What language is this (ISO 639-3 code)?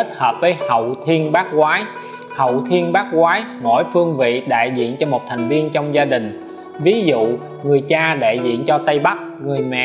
vie